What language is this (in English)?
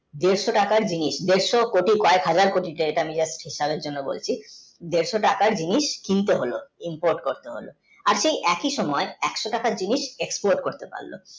Bangla